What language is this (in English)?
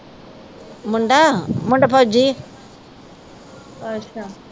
Punjabi